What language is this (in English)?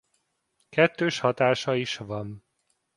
Hungarian